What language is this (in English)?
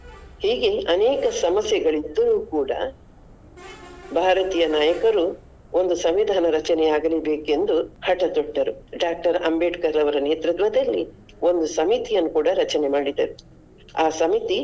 Kannada